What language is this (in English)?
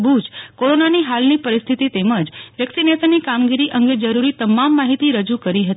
Gujarati